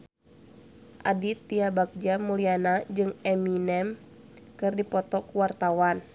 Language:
Sundanese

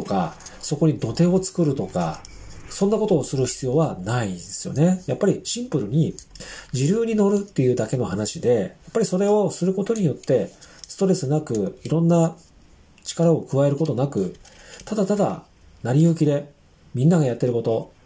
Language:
Japanese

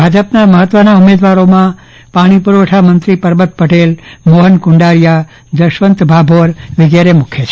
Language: Gujarati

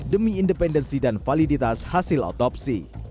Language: Indonesian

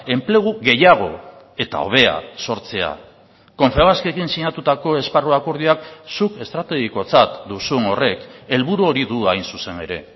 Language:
Basque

